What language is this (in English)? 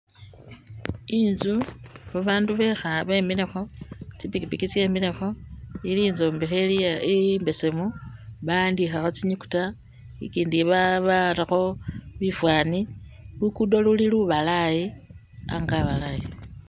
Masaaba